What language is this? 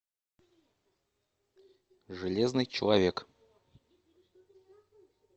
Russian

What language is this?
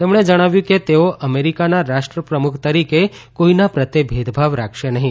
Gujarati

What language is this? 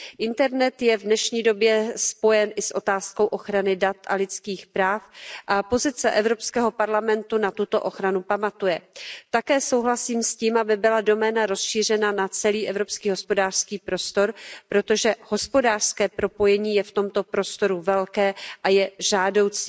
Czech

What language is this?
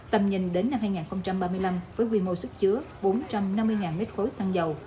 Vietnamese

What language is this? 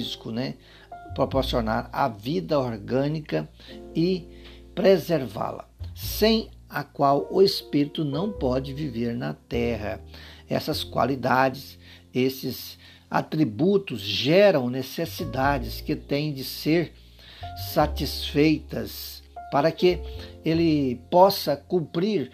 Portuguese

